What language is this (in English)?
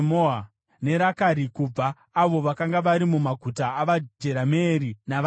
Shona